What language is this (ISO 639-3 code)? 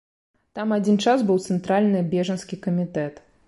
bel